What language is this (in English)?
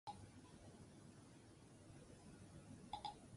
Basque